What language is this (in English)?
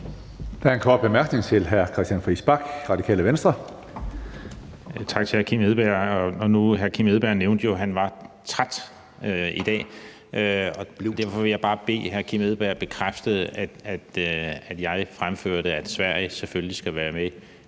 Danish